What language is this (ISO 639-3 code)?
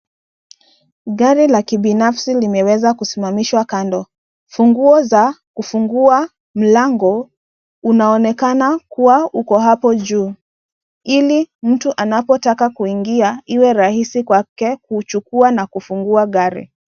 swa